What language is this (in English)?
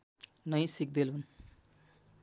Nepali